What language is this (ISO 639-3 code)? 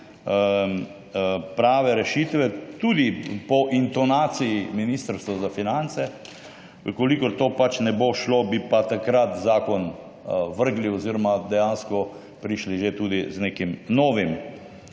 slv